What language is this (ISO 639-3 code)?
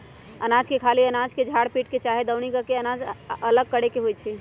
mag